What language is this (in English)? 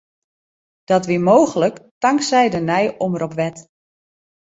Western Frisian